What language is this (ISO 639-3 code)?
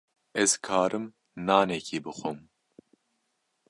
kur